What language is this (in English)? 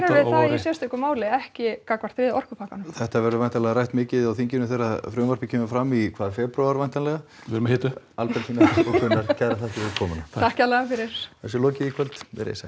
Icelandic